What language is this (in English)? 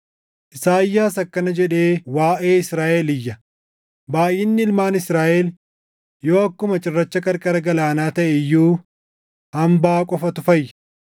Oromo